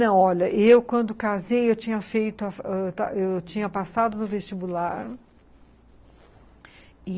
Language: Portuguese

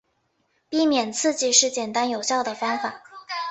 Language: Chinese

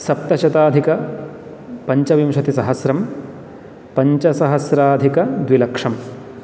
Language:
Sanskrit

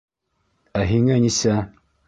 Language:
Bashkir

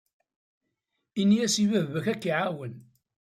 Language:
Kabyle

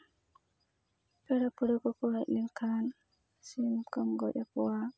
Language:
Santali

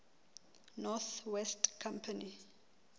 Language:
Southern Sotho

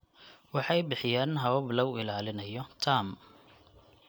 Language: Somali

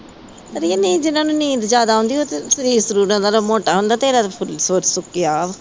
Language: Punjabi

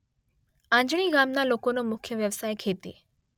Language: Gujarati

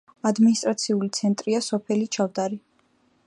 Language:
Georgian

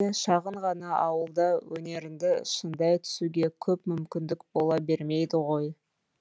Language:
Kazakh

